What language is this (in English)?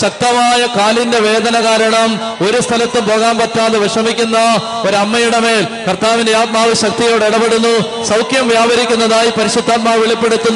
Malayalam